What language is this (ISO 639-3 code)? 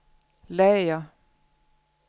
dan